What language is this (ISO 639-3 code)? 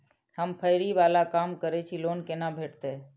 mai